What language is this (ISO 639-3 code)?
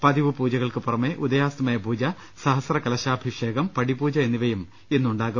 mal